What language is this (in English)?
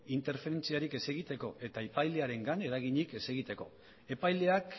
Basque